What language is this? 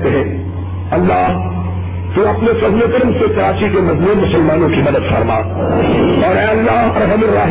Urdu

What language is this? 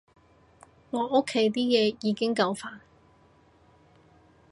Cantonese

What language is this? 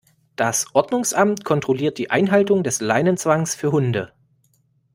German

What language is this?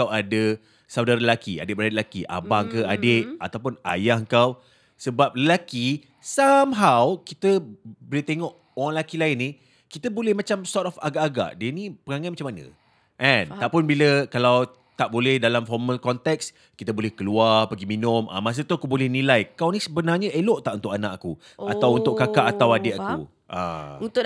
Malay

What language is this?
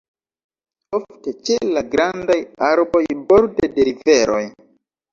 Esperanto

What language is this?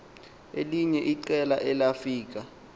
Xhosa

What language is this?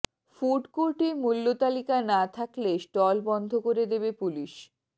Bangla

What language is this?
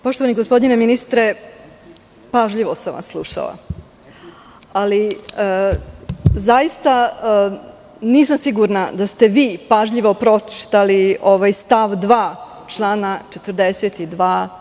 Serbian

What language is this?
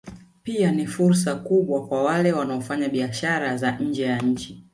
Swahili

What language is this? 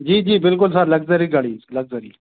Hindi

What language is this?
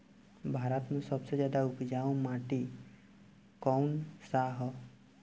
Bhojpuri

